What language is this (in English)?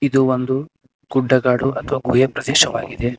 Kannada